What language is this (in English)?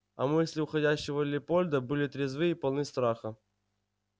Russian